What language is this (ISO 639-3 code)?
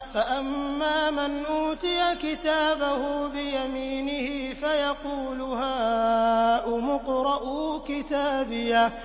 ara